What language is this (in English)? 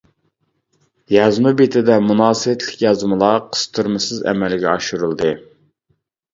Uyghur